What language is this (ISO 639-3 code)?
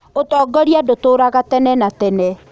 kik